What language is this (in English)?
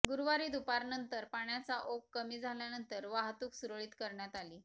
Marathi